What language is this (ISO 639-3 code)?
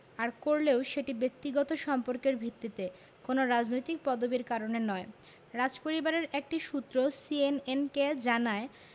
ben